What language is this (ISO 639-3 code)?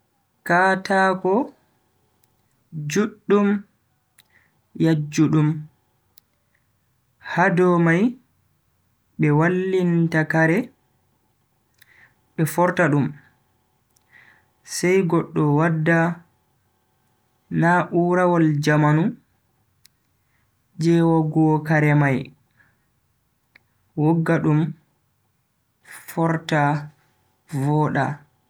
fui